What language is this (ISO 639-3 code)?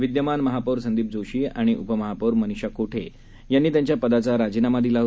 mar